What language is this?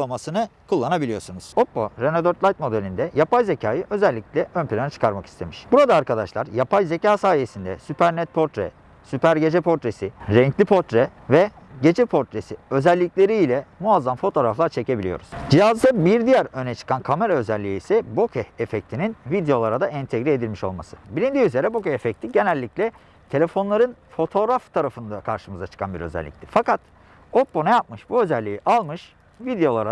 Turkish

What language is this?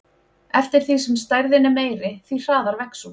Icelandic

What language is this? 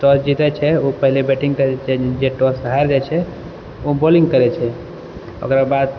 Maithili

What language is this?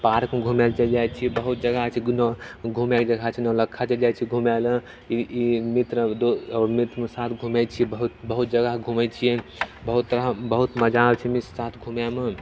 Maithili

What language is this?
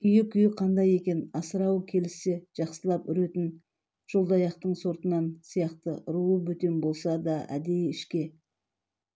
Kazakh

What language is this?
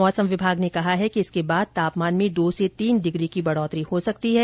Hindi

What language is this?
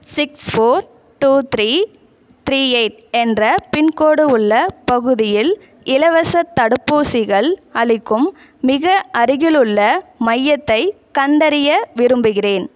Tamil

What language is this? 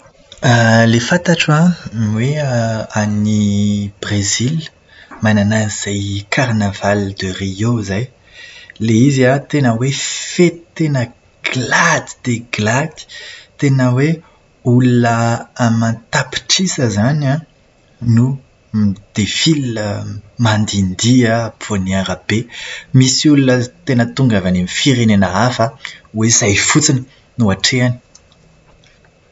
Malagasy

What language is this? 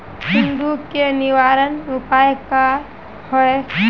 Magahi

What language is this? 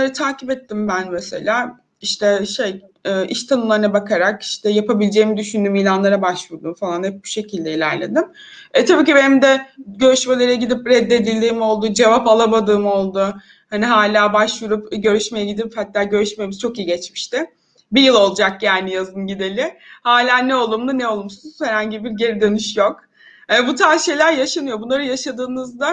Turkish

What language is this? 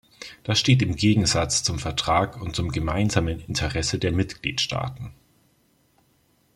German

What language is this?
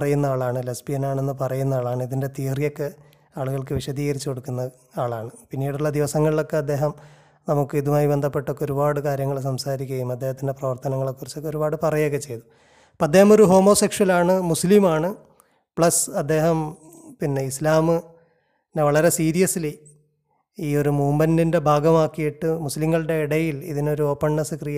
Malayalam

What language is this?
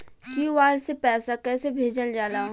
Bhojpuri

